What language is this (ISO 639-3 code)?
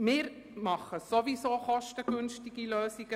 gsw